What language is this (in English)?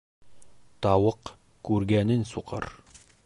Bashkir